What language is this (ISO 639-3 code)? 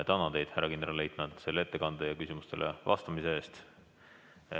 est